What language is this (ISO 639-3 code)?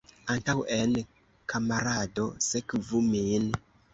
epo